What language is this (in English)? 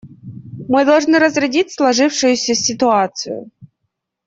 Russian